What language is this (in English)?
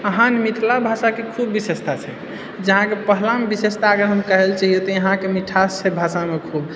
Maithili